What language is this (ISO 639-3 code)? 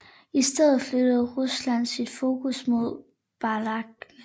dan